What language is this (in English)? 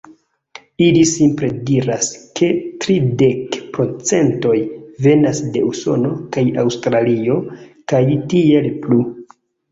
Esperanto